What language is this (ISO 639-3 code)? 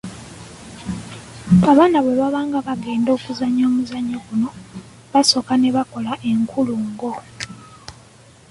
lug